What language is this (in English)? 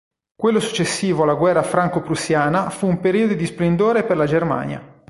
Italian